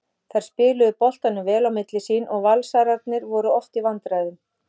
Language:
Icelandic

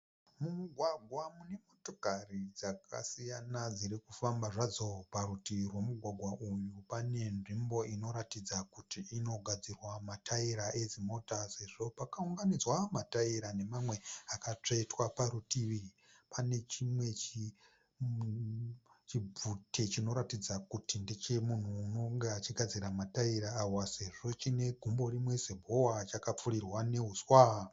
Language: Shona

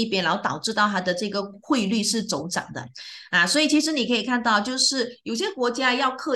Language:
Chinese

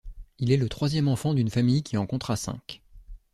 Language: French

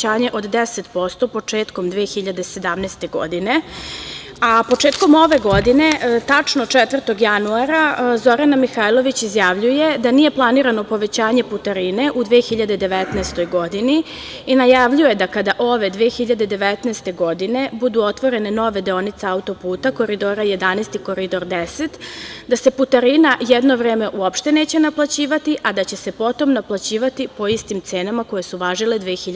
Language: Serbian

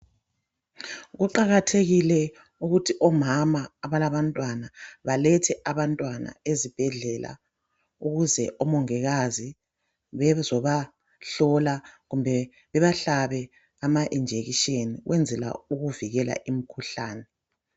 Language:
North Ndebele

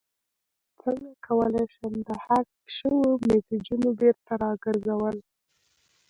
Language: Pashto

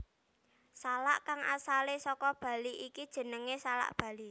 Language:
Javanese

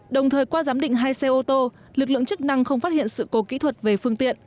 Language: Vietnamese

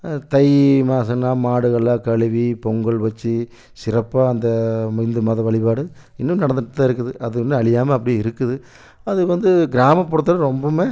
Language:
Tamil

